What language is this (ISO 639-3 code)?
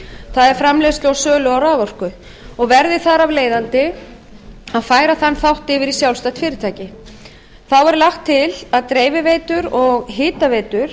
isl